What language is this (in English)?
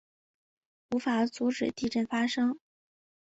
Chinese